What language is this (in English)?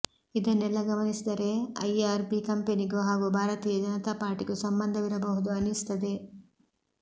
Kannada